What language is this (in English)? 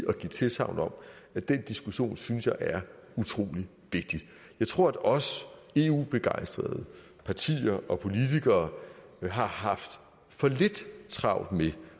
Danish